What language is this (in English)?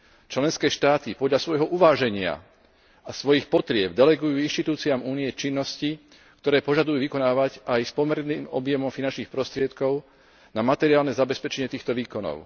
Slovak